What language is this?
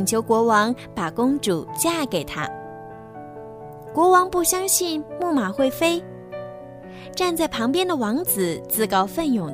Chinese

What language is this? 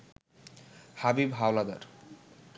Bangla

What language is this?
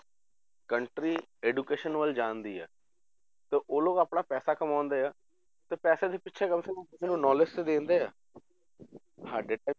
Punjabi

